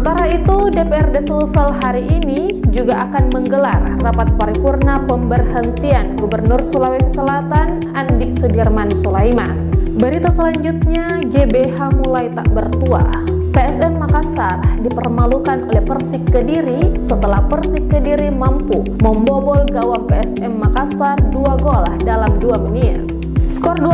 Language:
Indonesian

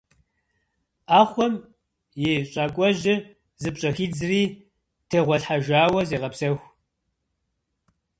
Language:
Kabardian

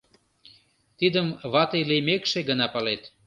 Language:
Mari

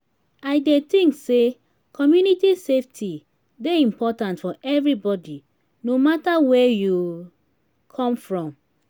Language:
Nigerian Pidgin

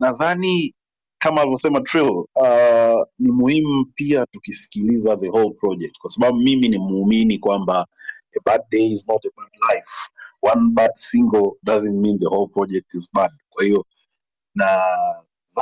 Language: Swahili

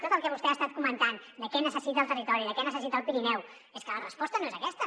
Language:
Catalan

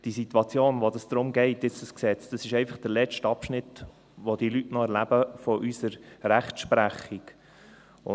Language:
Swiss German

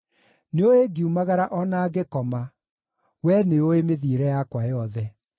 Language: Kikuyu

